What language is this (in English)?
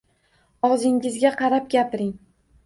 Uzbek